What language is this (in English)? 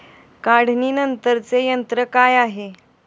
Marathi